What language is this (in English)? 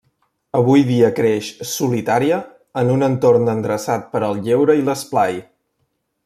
Catalan